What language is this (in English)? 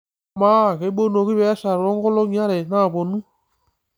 Masai